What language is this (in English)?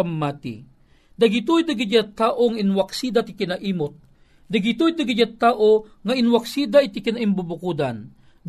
Filipino